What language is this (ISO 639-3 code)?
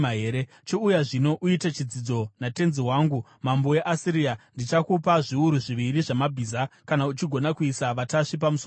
sna